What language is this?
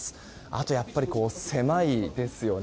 Japanese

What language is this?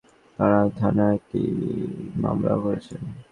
Bangla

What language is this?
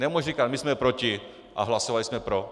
Czech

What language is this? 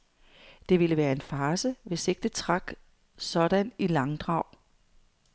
Danish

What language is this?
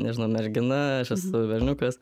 Lithuanian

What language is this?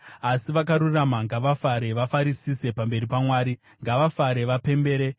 Shona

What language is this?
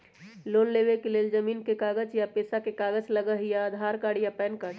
Magahi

